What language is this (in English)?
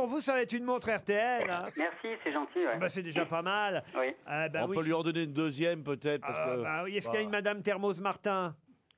French